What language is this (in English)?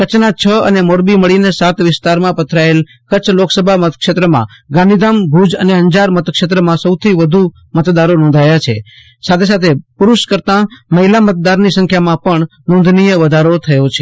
Gujarati